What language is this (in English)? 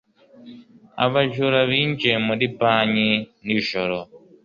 Kinyarwanda